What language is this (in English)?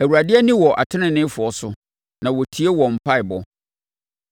Akan